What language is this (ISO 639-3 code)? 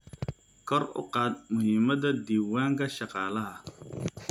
som